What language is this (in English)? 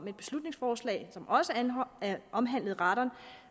Danish